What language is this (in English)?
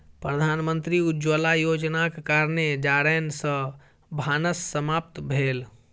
Maithili